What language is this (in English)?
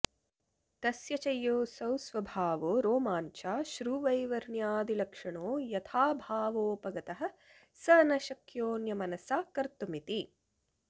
Sanskrit